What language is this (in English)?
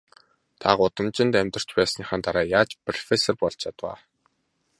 Mongolian